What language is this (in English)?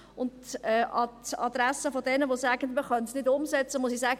Swiss German